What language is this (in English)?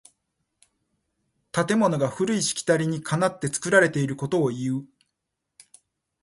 Japanese